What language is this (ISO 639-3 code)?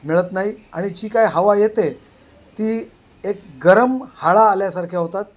mar